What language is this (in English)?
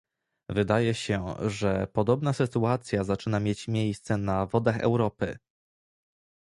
Polish